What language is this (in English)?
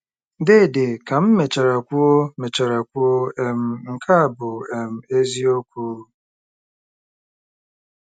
Igbo